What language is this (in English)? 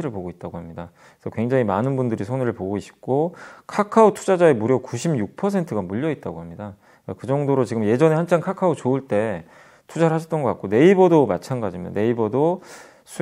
Korean